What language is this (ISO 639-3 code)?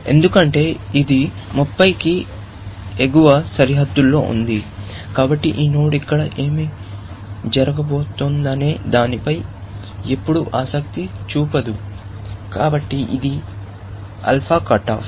tel